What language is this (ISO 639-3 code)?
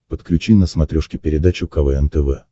rus